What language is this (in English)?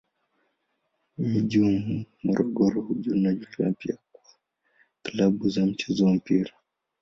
Swahili